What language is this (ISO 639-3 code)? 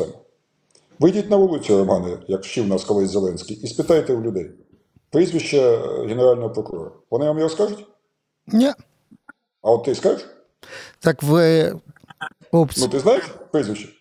ukr